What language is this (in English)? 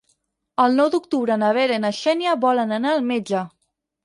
Catalan